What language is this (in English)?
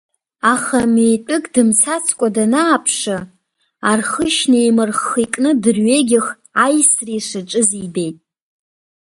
Abkhazian